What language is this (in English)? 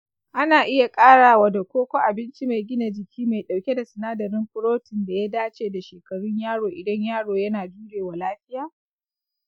Hausa